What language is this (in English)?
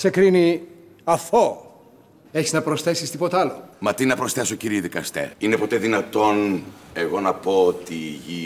Greek